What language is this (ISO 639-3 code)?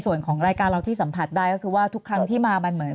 tha